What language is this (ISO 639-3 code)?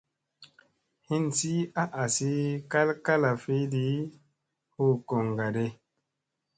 mse